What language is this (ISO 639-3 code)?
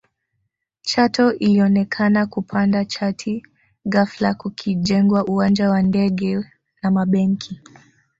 swa